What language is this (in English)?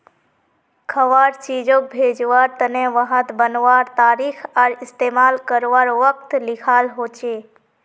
Magahi